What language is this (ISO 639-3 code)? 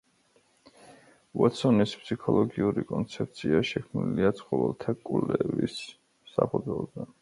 kat